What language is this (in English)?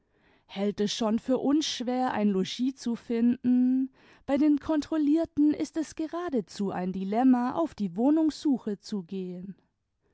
German